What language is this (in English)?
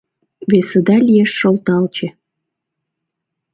Mari